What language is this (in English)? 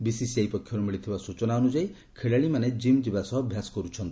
Odia